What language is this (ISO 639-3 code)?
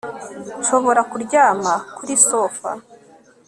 kin